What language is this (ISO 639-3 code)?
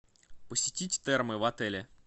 rus